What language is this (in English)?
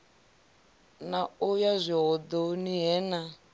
Venda